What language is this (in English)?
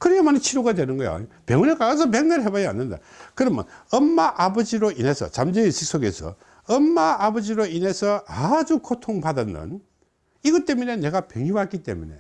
Korean